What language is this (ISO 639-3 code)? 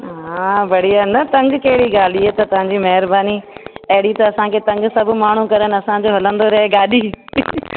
snd